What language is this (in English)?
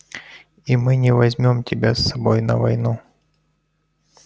Russian